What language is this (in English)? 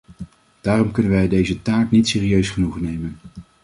Dutch